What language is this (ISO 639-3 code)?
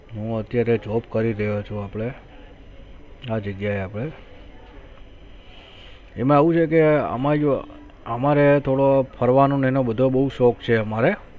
guj